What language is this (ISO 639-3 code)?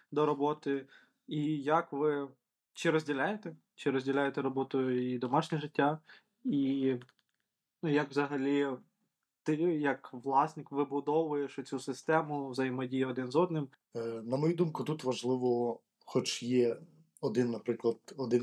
ukr